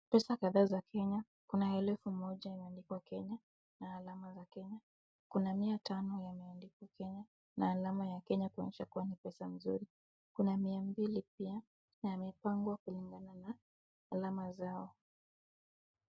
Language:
Swahili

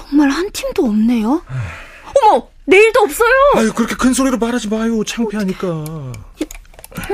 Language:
Korean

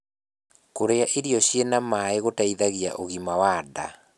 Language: Kikuyu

